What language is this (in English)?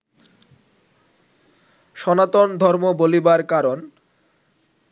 Bangla